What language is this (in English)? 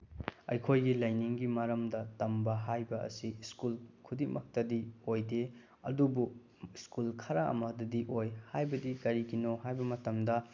Manipuri